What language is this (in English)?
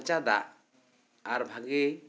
Santali